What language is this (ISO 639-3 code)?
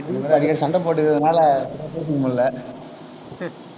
tam